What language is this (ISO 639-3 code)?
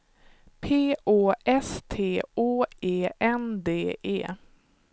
swe